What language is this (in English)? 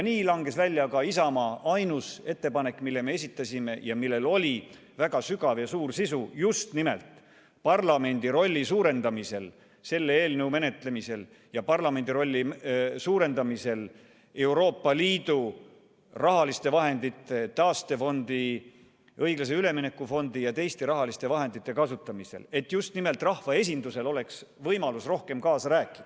Estonian